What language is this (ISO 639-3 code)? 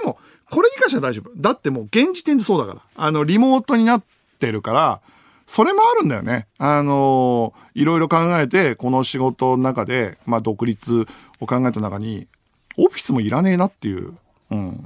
jpn